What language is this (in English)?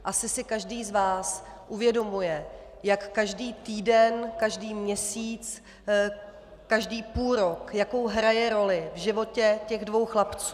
Czech